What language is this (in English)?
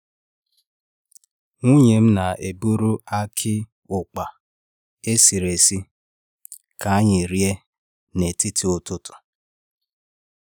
Igbo